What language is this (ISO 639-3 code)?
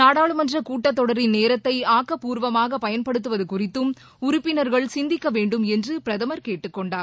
tam